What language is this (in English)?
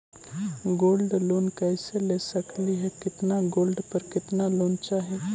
Magahi